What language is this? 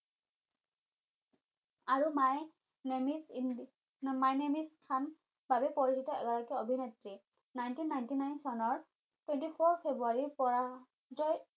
Assamese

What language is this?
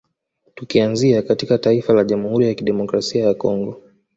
Swahili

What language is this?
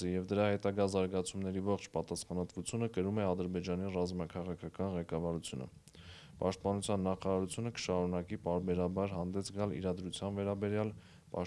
Turkish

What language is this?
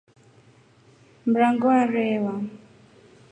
Rombo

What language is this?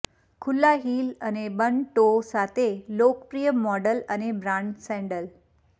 Gujarati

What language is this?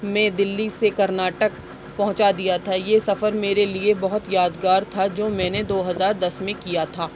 Urdu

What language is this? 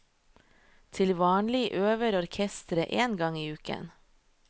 Norwegian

